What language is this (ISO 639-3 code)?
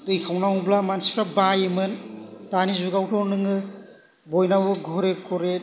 brx